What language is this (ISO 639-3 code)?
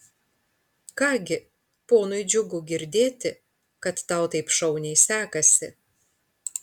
lit